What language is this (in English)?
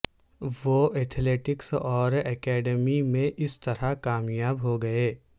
Urdu